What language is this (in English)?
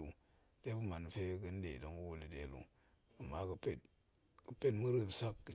Goemai